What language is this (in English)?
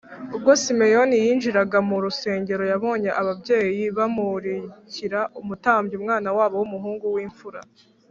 Kinyarwanda